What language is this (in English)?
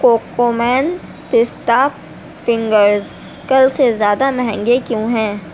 Urdu